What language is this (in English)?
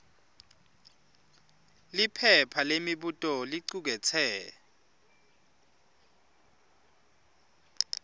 Swati